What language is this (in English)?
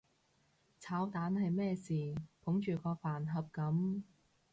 Cantonese